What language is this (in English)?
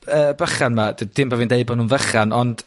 Welsh